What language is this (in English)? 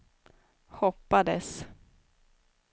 Swedish